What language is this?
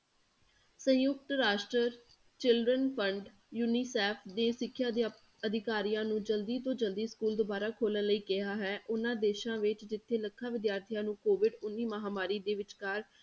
Punjabi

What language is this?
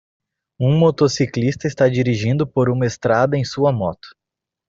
Portuguese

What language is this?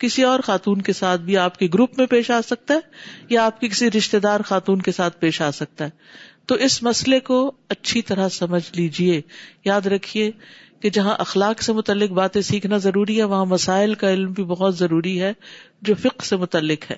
Urdu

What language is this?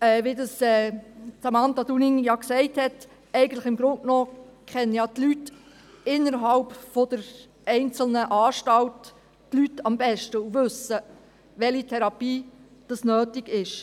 Swiss German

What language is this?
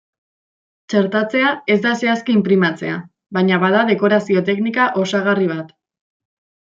Basque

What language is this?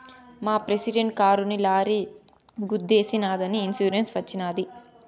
Telugu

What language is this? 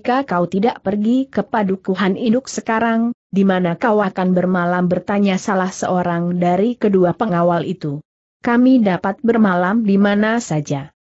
Indonesian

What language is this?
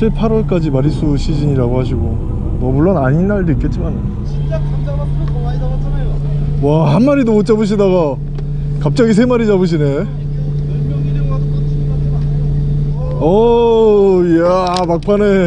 Korean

